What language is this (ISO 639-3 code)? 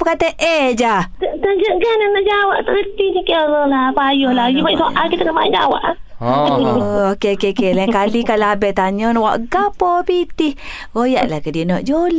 msa